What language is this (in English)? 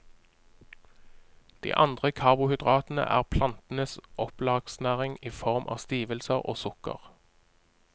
Norwegian